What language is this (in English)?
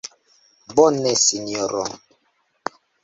Esperanto